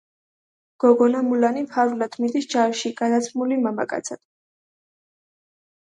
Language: Georgian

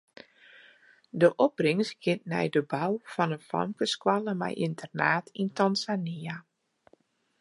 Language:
Western Frisian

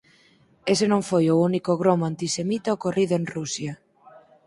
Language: Galician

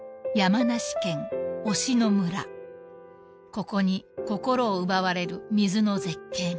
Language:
Japanese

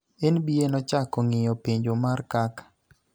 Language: Luo (Kenya and Tanzania)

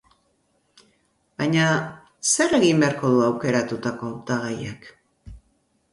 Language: Basque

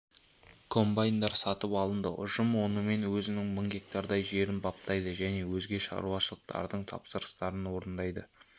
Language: Kazakh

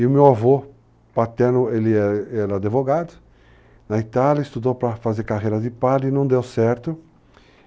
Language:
Portuguese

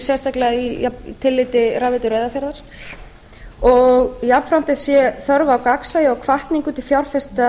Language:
Icelandic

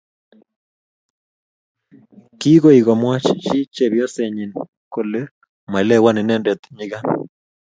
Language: Kalenjin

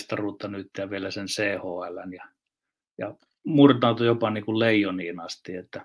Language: Finnish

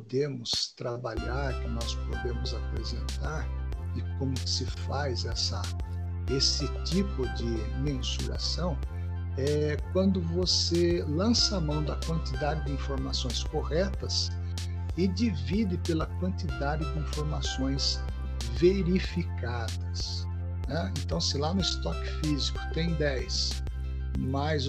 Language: Portuguese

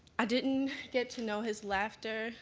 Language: English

